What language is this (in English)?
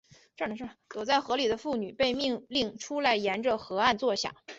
Chinese